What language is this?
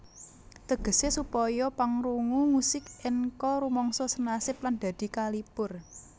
Javanese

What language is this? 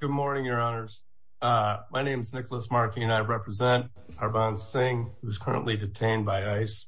English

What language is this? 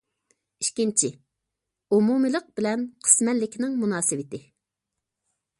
Uyghur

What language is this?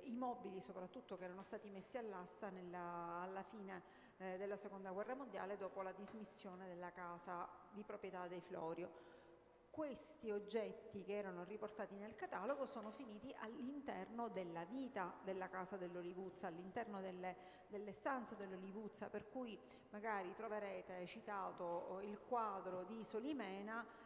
Italian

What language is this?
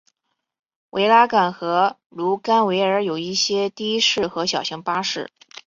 Chinese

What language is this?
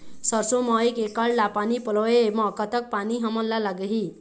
Chhattisgarhi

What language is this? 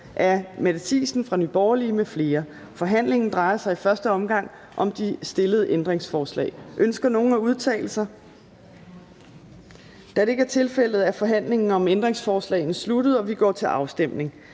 Danish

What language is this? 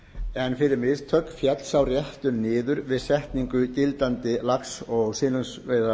Icelandic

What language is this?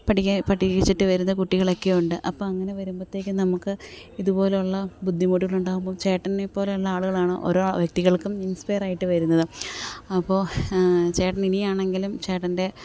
Malayalam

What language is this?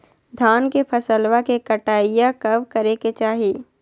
Magahi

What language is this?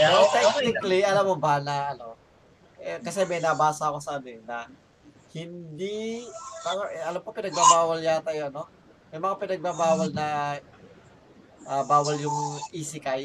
Filipino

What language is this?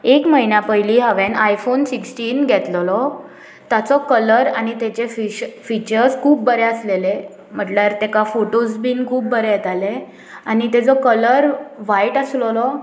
Konkani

